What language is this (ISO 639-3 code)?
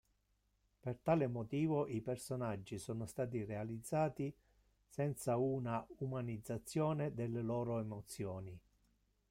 ita